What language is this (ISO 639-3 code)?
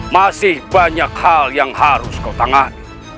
ind